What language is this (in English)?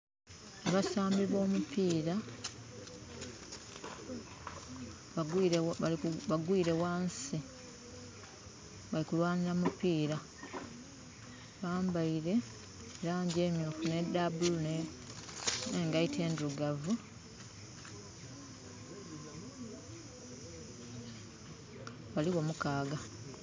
Soga